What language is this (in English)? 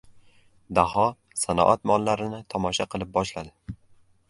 Uzbek